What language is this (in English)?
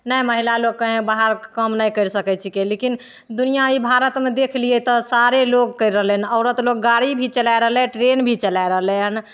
Maithili